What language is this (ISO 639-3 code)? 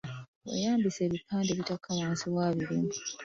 lug